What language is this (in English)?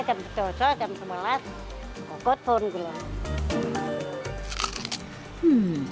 Indonesian